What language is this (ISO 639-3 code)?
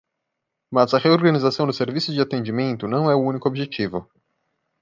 por